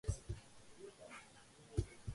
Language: Georgian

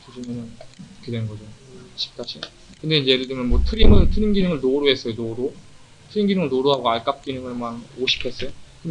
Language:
Korean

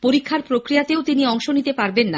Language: Bangla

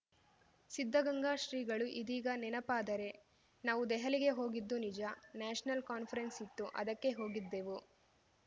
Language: Kannada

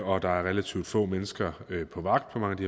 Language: Danish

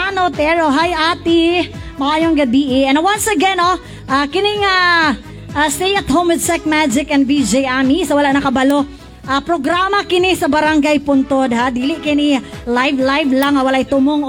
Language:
Filipino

